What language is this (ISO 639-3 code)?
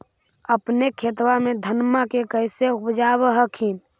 mag